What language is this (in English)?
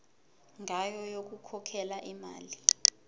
Zulu